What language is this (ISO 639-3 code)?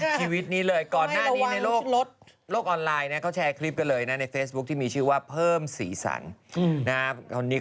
tha